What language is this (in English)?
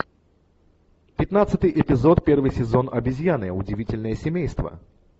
Russian